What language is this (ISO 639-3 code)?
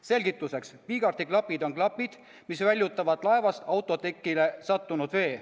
est